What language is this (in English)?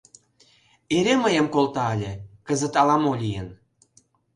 Mari